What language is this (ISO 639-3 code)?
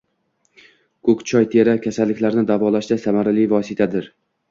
uzb